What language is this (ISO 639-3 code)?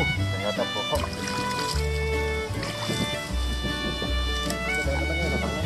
ind